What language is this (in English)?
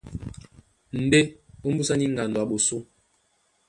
Duala